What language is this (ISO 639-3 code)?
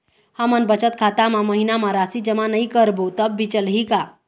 hne